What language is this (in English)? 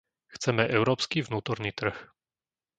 Slovak